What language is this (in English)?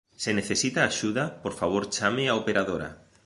Galician